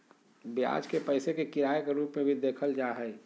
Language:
Magahi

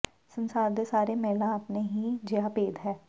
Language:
Punjabi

